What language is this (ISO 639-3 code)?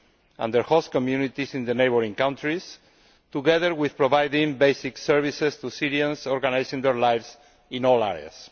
eng